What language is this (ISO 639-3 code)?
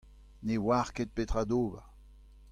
bre